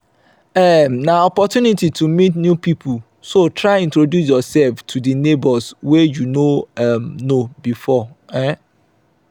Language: Nigerian Pidgin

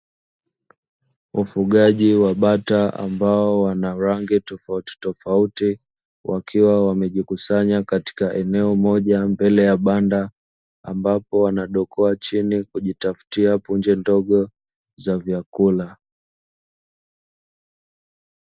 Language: Swahili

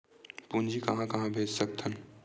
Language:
Chhattisgarhi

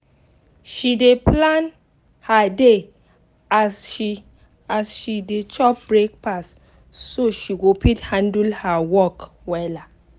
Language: Nigerian Pidgin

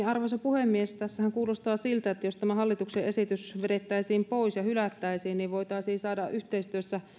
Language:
Finnish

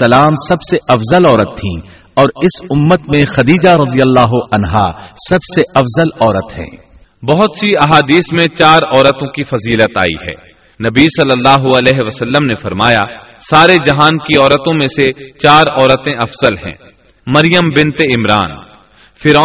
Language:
Urdu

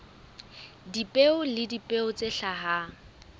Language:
Southern Sotho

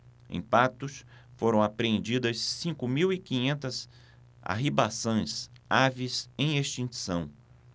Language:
Portuguese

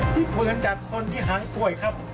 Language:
Thai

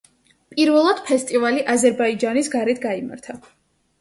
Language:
Georgian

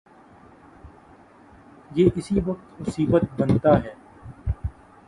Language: Urdu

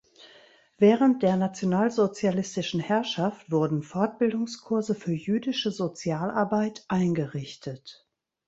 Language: German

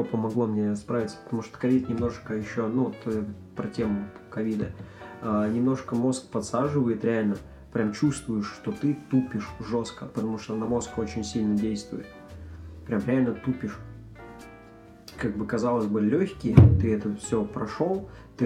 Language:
Russian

